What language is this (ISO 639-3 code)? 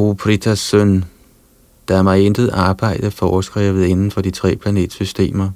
dan